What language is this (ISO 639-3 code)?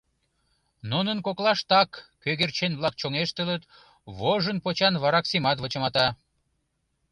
chm